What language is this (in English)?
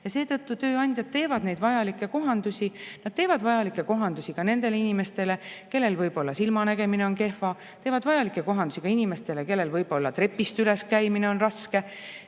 Estonian